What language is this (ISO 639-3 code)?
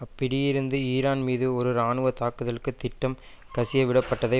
tam